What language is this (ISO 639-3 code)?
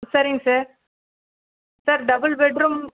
tam